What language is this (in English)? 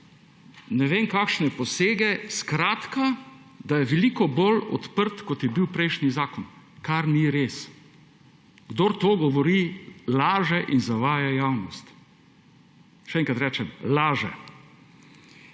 Slovenian